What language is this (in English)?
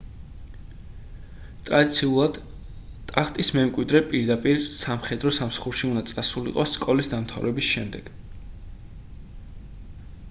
Georgian